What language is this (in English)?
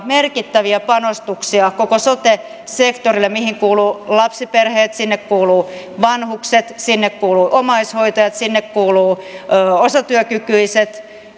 Finnish